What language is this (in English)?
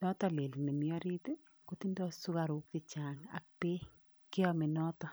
Kalenjin